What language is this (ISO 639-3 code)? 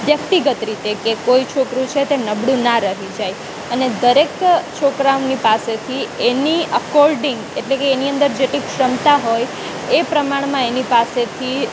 guj